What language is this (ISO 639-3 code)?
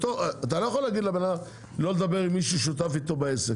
heb